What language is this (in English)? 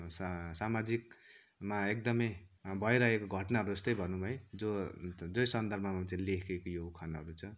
Nepali